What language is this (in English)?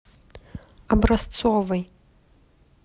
Russian